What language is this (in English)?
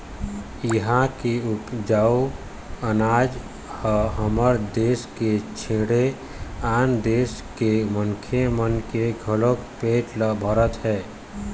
Chhattisgarhi